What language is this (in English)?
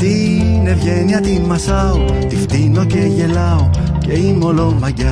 Greek